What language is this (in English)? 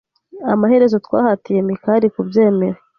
Kinyarwanda